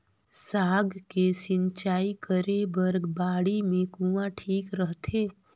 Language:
Chhattisgarhi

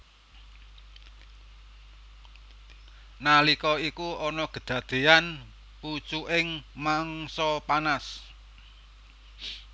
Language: Javanese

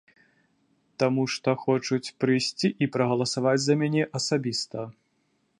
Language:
Belarusian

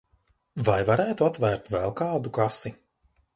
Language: Latvian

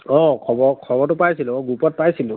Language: Assamese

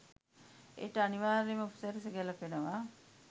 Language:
Sinhala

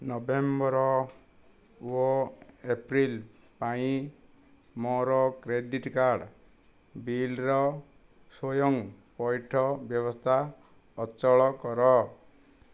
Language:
Odia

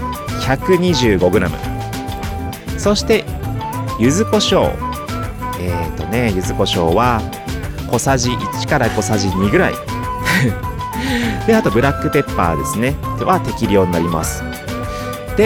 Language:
Japanese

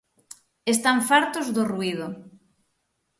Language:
Galician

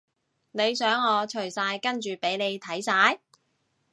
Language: Cantonese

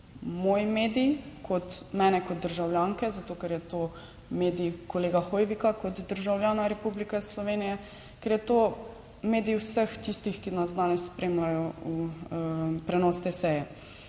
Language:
Slovenian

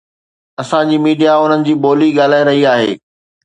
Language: Sindhi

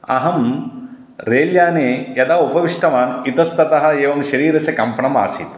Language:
Sanskrit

